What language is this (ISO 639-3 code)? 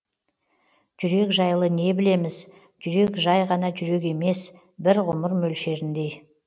kaz